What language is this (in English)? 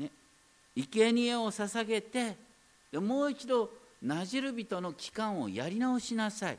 Japanese